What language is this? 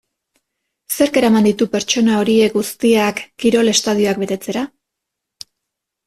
Basque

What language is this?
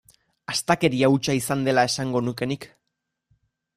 Basque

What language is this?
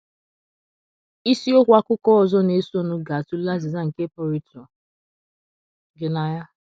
Igbo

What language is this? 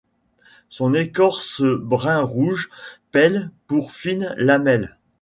French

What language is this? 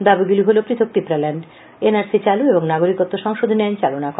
Bangla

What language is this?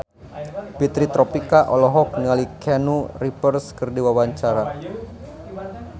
Sundanese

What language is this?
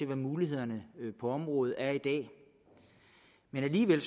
Danish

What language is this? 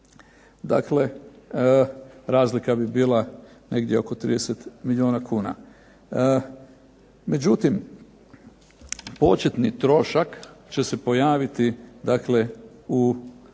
Croatian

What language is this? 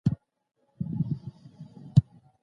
Pashto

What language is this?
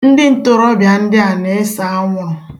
Igbo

